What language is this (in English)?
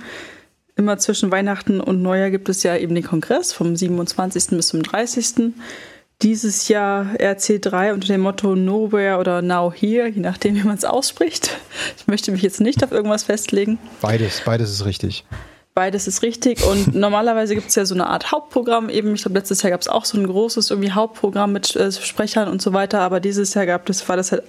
German